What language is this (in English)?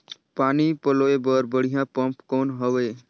Chhattisgarhi